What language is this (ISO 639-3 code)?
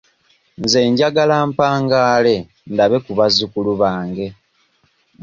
lug